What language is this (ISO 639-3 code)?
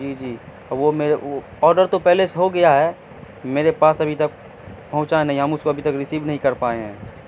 urd